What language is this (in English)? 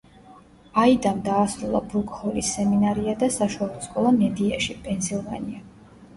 Georgian